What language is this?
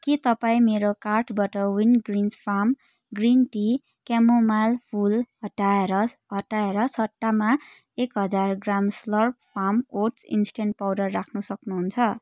Nepali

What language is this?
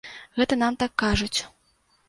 Belarusian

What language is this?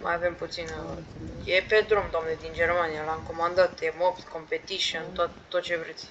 Romanian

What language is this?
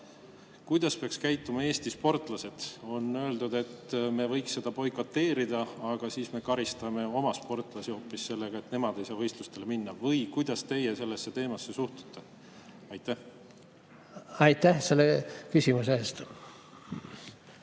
Estonian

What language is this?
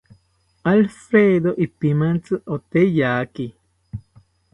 South Ucayali Ashéninka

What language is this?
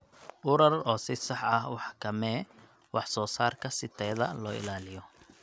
Somali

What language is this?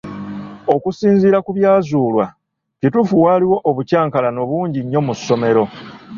Ganda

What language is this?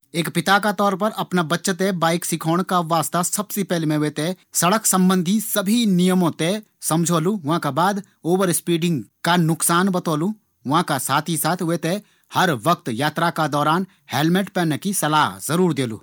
Garhwali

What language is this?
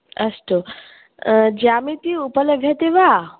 Sanskrit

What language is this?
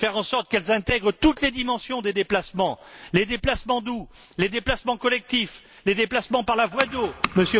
French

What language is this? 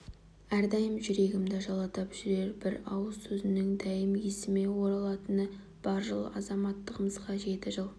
Kazakh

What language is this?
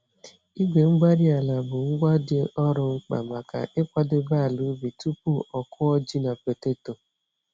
Igbo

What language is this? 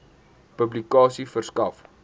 Afrikaans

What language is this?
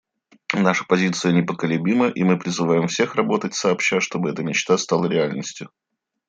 Russian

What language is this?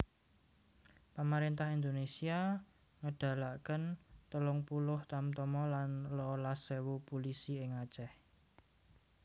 Javanese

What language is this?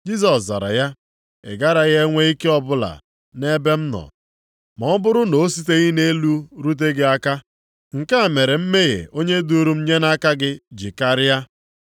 Igbo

